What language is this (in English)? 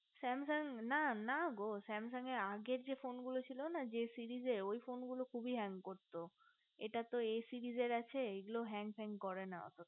Bangla